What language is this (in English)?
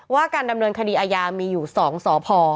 Thai